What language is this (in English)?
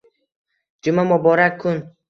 Uzbek